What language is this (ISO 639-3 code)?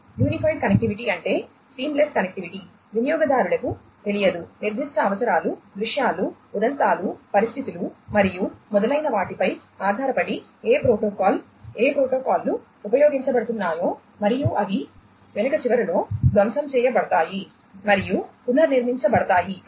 tel